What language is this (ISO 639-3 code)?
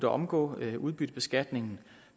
dan